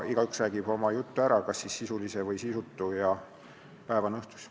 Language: Estonian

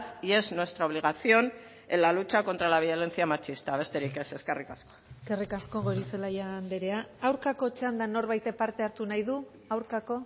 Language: Basque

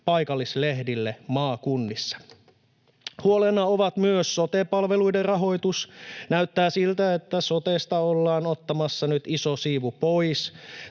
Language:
Finnish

